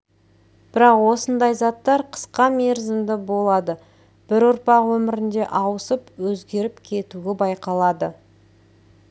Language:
Kazakh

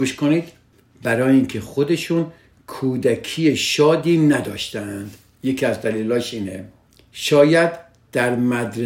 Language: Persian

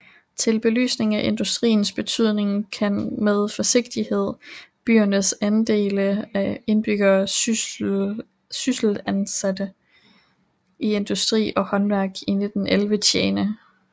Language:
Danish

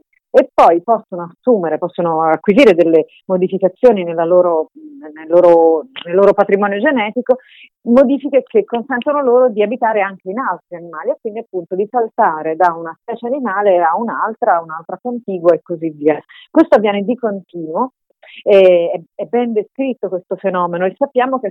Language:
Italian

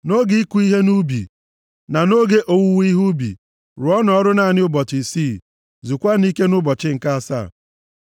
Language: Igbo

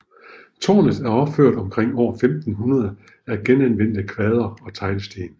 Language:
Danish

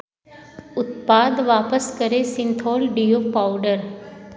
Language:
Hindi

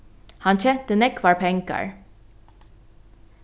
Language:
Faroese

